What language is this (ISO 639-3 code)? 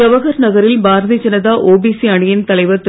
tam